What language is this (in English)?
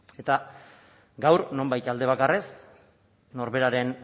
Basque